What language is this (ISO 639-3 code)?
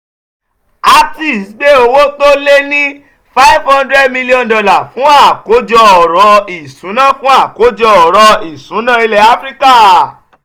yor